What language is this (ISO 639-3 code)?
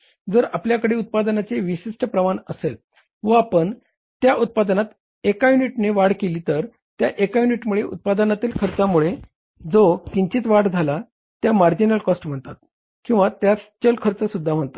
mar